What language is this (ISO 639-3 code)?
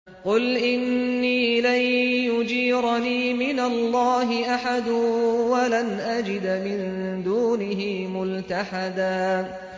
ara